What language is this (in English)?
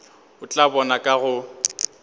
Northern Sotho